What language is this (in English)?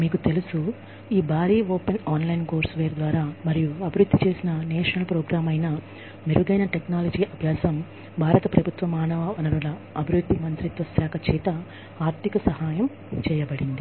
Telugu